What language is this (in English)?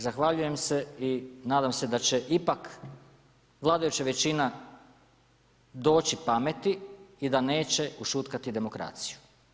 Croatian